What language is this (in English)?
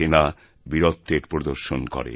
Bangla